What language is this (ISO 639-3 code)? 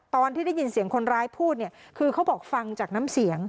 tha